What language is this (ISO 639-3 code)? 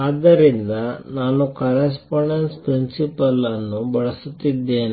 kan